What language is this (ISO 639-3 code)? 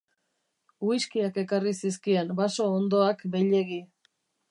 eus